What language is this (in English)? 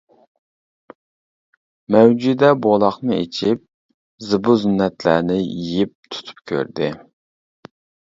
Uyghur